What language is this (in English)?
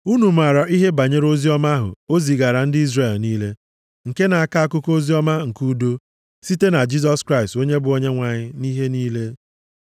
Igbo